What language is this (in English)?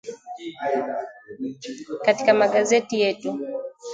Swahili